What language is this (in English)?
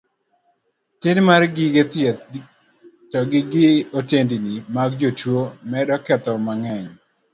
Luo (Kenya and Tanzania)